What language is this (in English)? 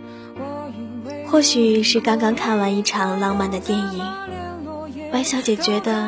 Chinese